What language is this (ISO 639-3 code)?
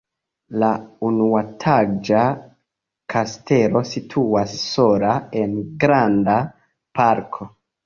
epo